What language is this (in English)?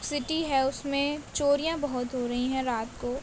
Urdu